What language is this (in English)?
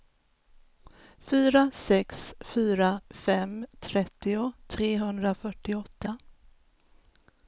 Swedish